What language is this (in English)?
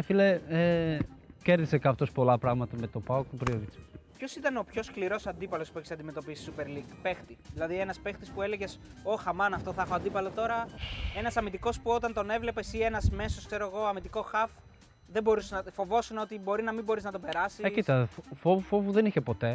Greek